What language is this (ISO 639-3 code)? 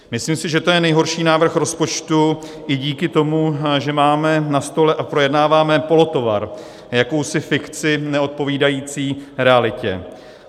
ces